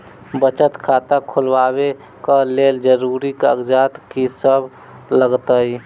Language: Maithili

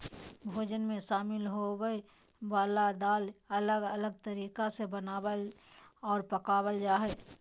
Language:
Magahi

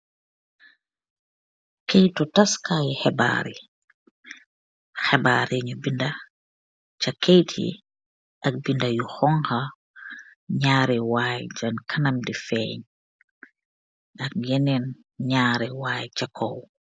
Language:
Wolof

